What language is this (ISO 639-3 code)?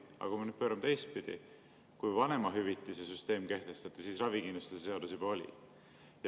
est